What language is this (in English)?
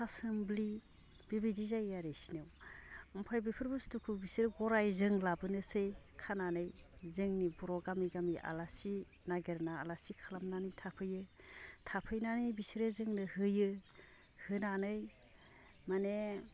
Bodo